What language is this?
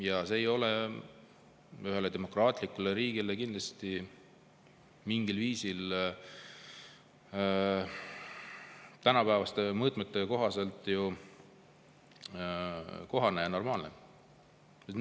Estonian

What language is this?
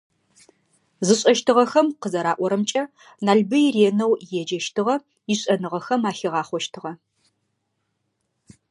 Adyghe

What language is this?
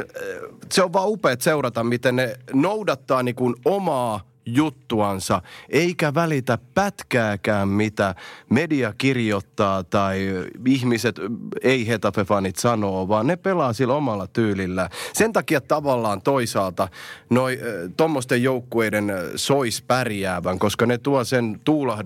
Finnish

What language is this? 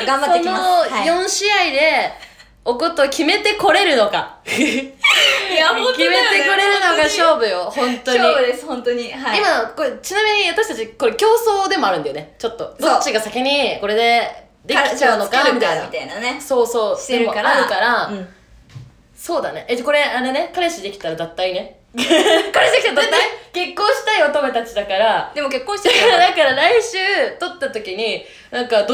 Japanese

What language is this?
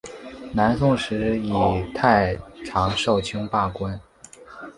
Chinese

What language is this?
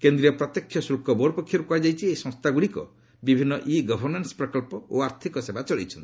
Odia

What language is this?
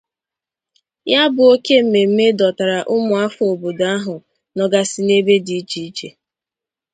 Igbo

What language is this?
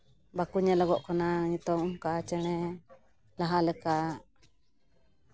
Santali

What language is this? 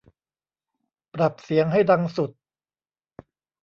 Thai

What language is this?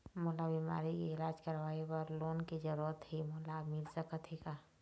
Chhattisgarhi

